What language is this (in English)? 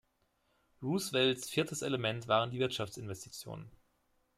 German